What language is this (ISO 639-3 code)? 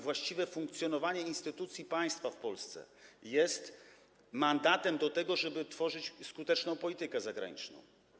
pol